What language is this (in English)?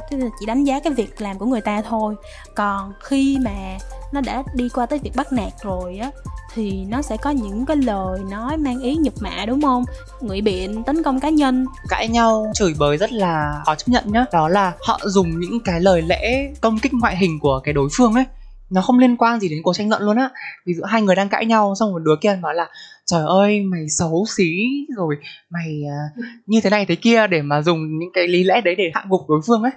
Vietnamese